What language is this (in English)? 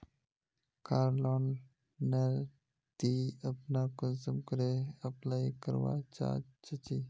Magahi